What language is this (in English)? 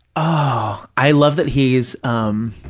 English